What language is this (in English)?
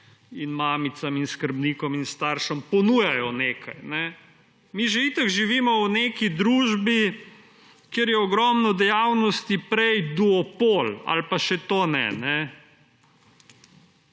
Slovenian